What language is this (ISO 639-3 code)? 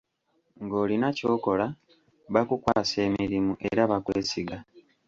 lug